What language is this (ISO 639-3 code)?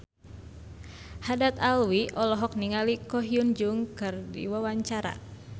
sun